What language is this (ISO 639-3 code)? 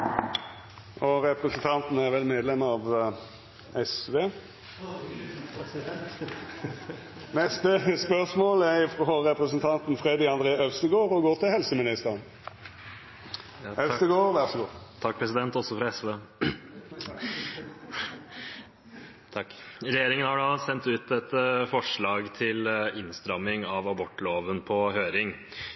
nor